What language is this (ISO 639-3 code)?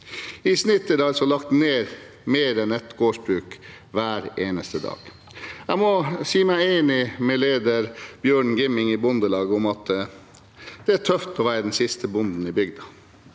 nor